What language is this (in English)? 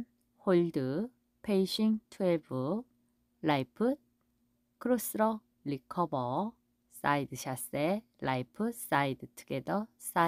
Korean